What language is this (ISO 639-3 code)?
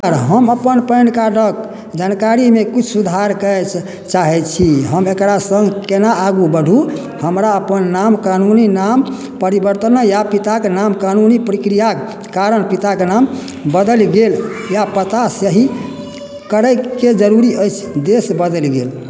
mai